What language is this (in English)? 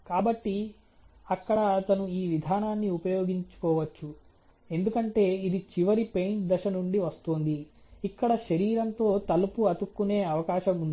Telugu